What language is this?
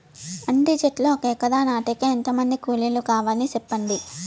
Telugu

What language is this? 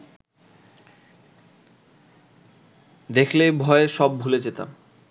Bangla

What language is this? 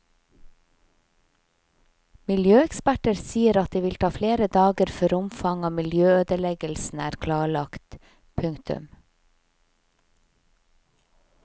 Norwegian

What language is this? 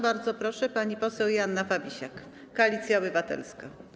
Polish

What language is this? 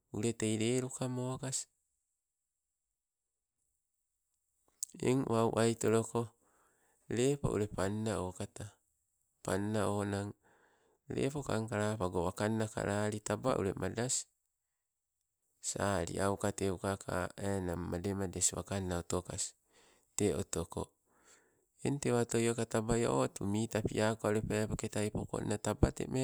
Sibe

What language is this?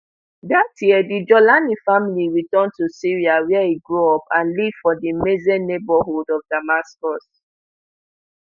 Nigerian Pidgin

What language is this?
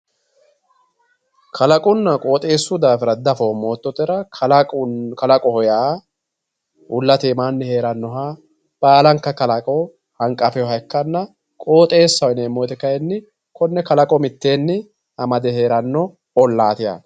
Sidamo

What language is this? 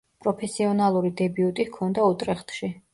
Georgian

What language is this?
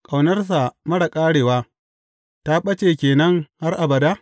Hausa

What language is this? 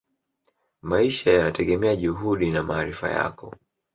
Swahili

